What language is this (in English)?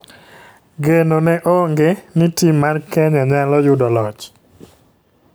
Luo (Kenya and Tanzania)